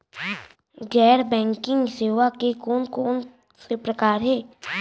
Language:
Chhattisgarhi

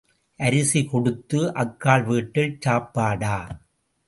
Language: Tamil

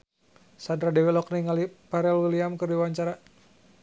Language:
Sundanese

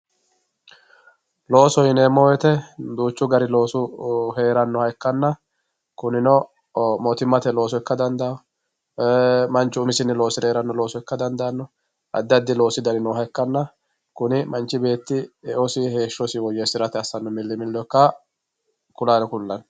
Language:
Sidamo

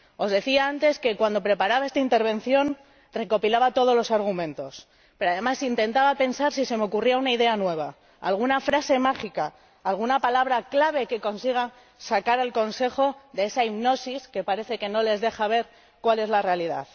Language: Spanish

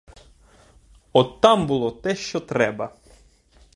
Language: Ukrainian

